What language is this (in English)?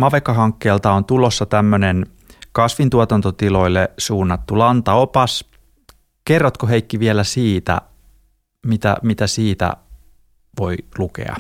Finnish